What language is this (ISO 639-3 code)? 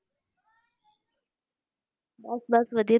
pan